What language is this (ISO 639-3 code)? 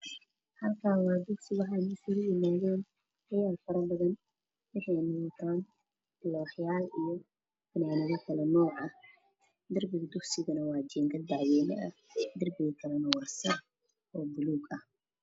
som